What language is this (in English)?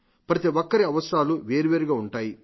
Telugu